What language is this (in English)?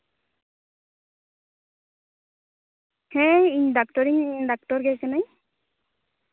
Santali